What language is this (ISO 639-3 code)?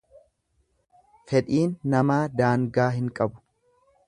orm